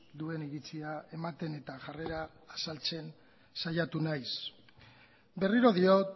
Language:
Basque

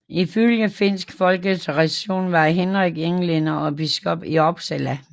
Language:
Danish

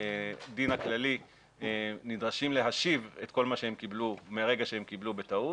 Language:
Hebrew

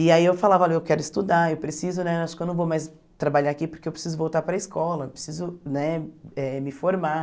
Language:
Portuguese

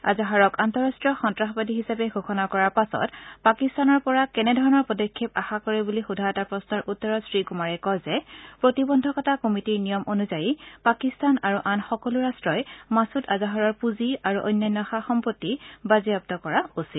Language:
Assamese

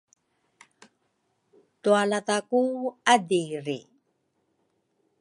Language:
Rukai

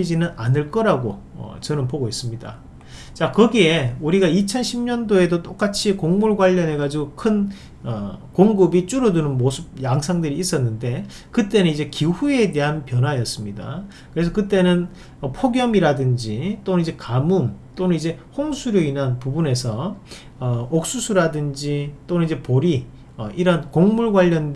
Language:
Korean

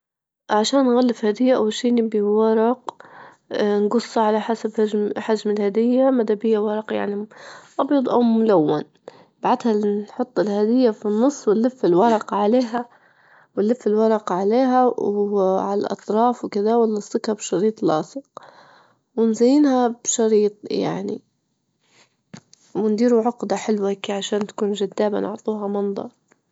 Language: Libyan Arabic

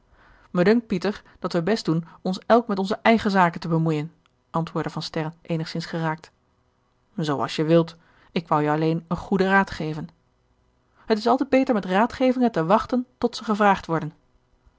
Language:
Dutch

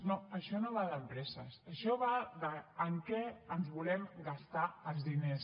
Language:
Catalan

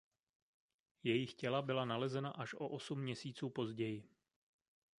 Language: Czech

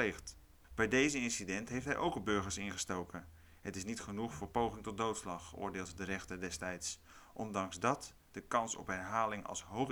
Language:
Dutch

